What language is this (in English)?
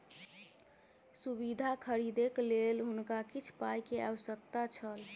Maithili